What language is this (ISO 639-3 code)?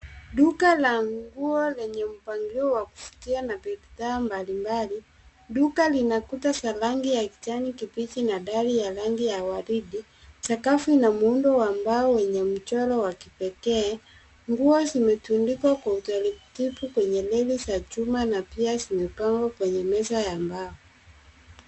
swa